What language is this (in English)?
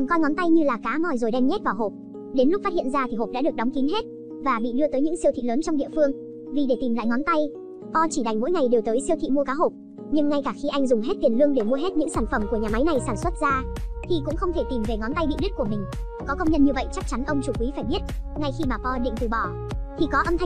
Vietnamese